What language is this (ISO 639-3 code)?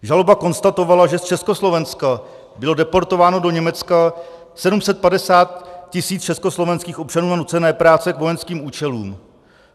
ces